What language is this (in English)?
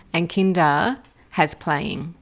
English